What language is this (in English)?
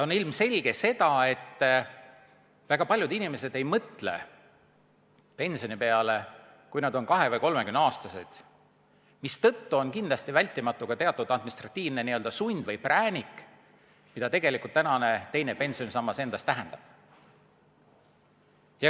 Estonian